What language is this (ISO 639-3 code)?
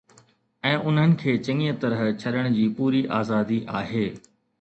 snd